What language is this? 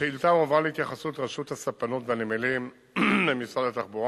Hebrew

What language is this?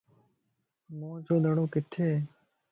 Lasi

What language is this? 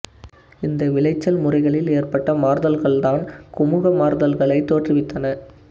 Tamil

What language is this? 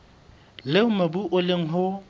Southern Sotho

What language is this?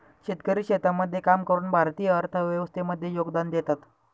Marathi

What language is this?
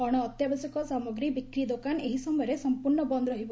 Odia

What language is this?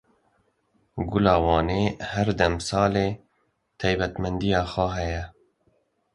Kurdish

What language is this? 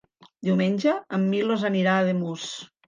Catalan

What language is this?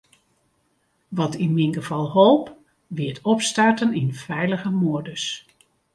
Western Frisian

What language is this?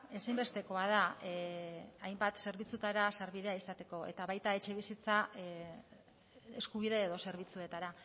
Basque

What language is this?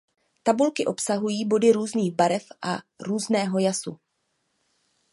Czech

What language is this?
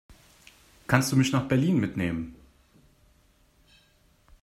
German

